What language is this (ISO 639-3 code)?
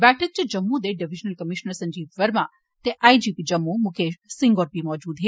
doi